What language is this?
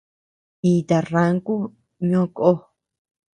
Tepeuxila Cuicatec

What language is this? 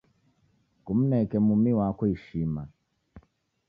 Taita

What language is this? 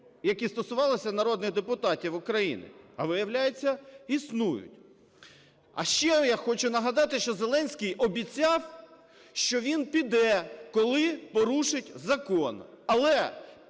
Ukrainian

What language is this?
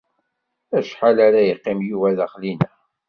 Kabyle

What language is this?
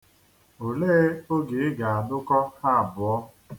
Igbo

